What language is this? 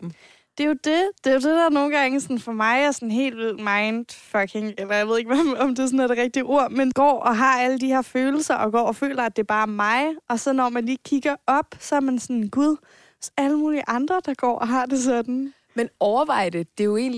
Danish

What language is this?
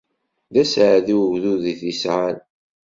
Kabyle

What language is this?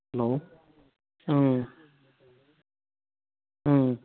Manipuri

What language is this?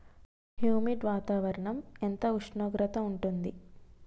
Telugu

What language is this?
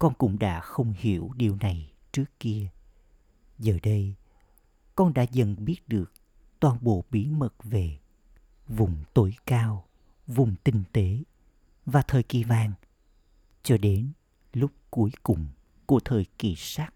Vietnamese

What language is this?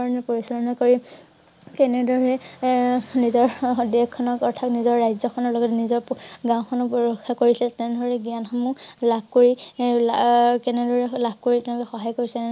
Assamese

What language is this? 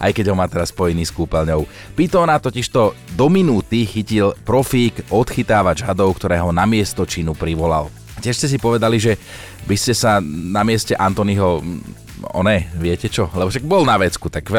Slovak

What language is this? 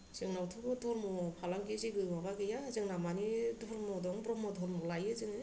Bodo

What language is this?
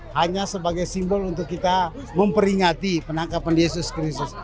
Indonesian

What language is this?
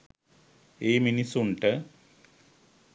Sinhala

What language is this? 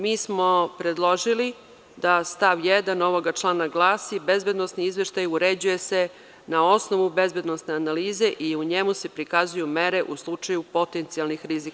Serbian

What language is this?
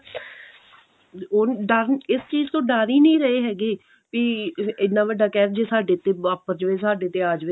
Punjabi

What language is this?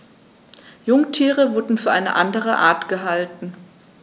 German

